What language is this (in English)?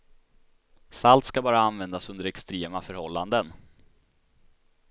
Swedish